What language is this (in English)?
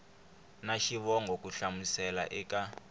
Tsonga